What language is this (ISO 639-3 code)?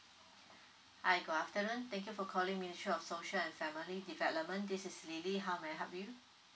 eng